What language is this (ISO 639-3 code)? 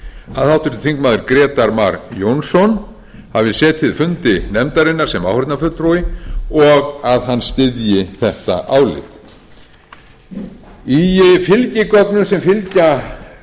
isl